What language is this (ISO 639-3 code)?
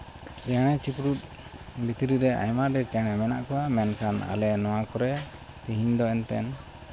sat